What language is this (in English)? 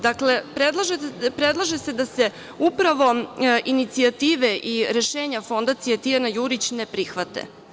Serbian